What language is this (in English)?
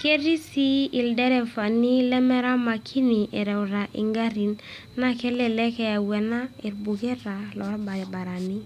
Masai